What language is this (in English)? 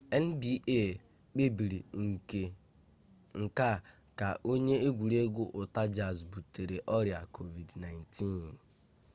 Igbo